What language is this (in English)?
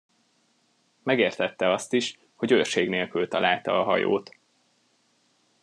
Hungarian